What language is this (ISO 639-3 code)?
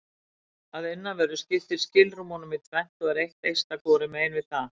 isl